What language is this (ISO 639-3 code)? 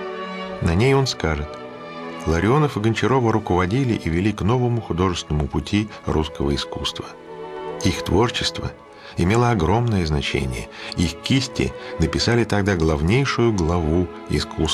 rus